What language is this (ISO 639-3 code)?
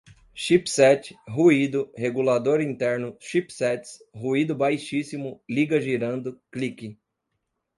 por